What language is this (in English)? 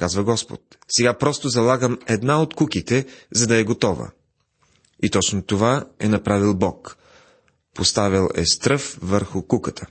Bulgarian